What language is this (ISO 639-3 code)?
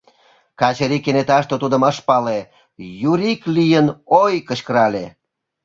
chm